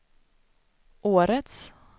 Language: Swedish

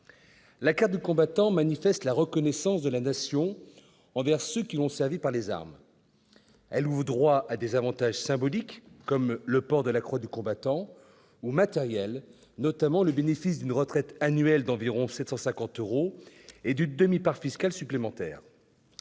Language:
French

